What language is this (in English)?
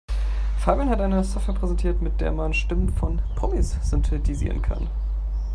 German